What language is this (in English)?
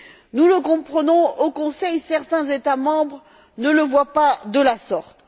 French